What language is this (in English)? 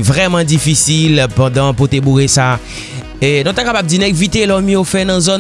French